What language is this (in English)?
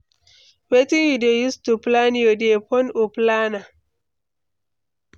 Nigerian Pidgin